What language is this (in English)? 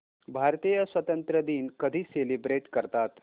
Marathi